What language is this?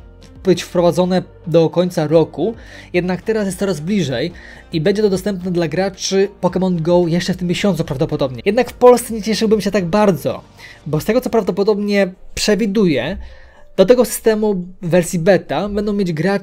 Polish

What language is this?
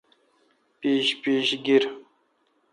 Kalkoti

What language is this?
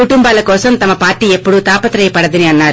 Telugu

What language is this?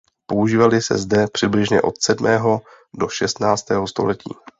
Czech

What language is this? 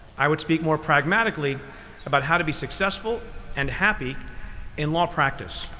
English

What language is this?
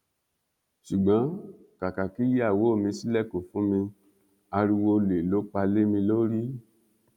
Yoruba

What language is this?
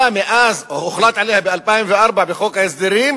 Hebrew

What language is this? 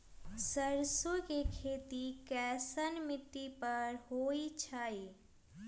Magahi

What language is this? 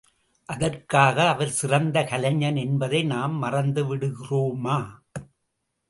Tamil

